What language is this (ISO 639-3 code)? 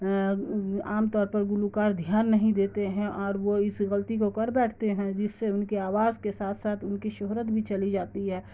urd